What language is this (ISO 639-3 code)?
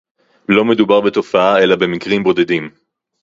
heb